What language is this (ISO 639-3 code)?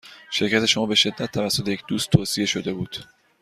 fas